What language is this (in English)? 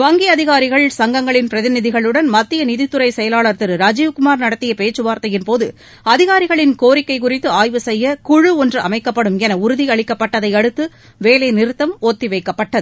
Tamil